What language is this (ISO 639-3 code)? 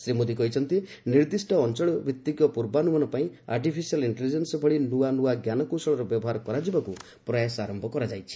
ori